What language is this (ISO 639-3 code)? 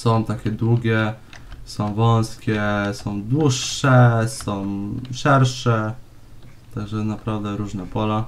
pol